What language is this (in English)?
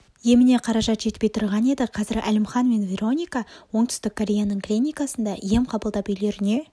Kazakh